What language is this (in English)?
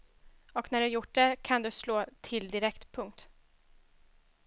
Swedish